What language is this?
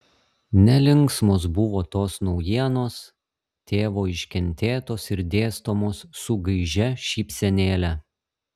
Lithuanian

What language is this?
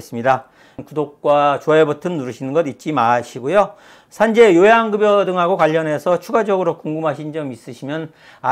Korean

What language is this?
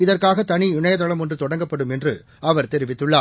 Tamil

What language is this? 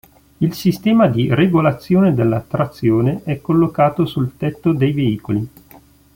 Italian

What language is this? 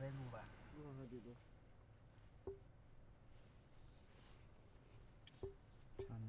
Chinese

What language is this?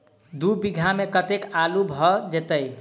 Maithili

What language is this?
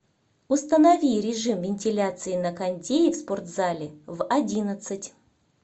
Russian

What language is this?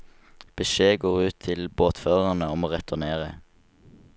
Norwegian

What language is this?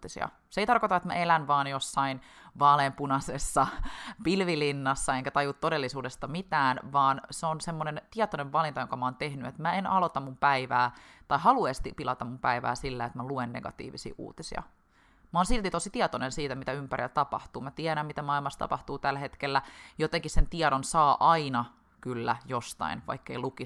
Finnish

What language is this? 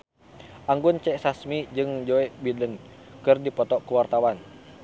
Sundanese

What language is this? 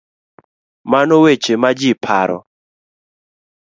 Luo (Kenya and Tanzania)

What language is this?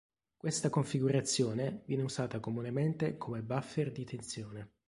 Italian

